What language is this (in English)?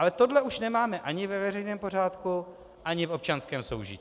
Czech